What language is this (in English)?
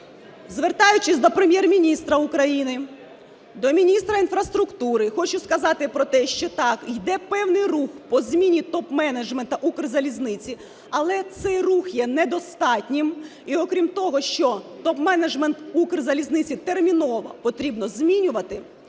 Ukrainian